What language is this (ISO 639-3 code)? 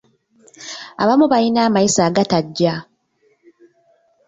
lug